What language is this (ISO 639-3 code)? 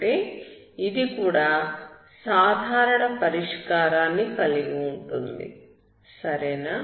tel